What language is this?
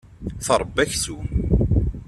Kabyle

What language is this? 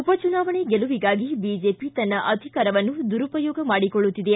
Kannada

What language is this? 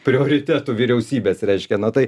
Lithuanian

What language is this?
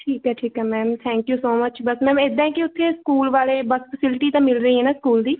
Punjabi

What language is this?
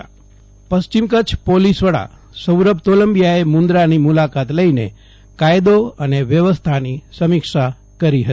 Gujarati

